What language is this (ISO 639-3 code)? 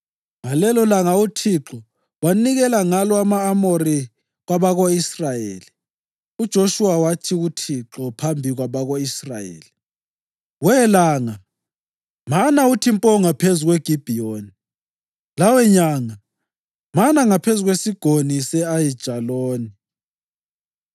nde